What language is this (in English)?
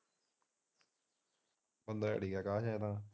Punjabi